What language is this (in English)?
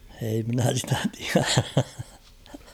Finnish